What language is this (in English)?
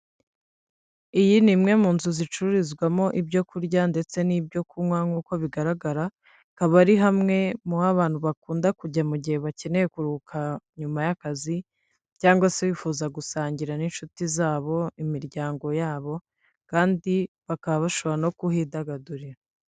Kinyarwanda